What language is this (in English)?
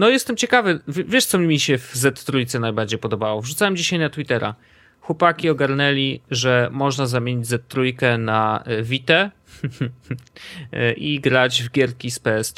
Polish